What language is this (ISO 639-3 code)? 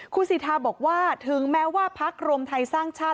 tha